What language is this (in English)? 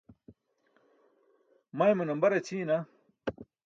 Burushaski